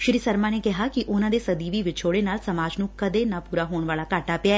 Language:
Punjabi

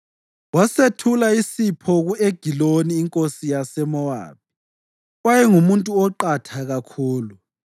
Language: North Ndebele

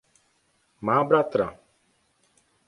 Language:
Czech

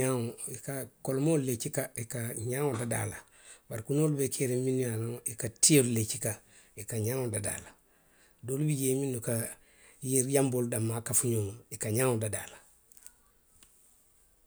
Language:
Western Maninkakan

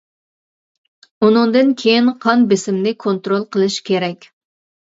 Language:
Uyghur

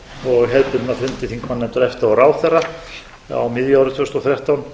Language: Icelandic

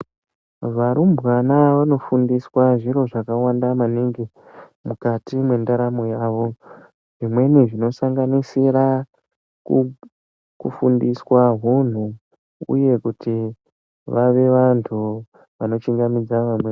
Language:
Ndau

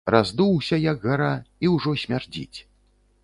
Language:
Belarusian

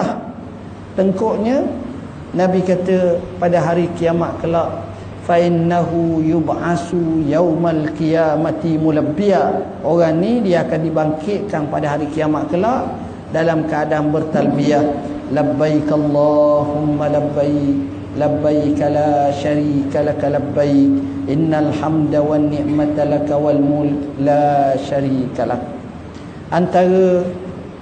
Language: Malay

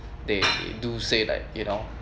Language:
English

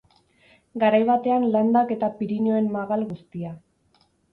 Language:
Basque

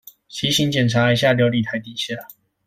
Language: Chinese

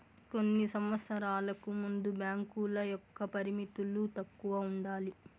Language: Telugu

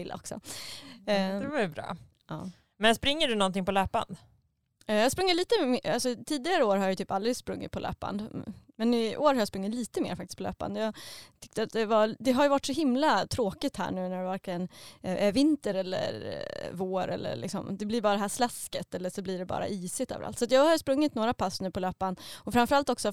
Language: Swedish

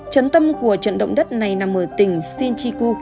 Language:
Vietnamese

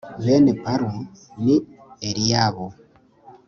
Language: Kinyarwanda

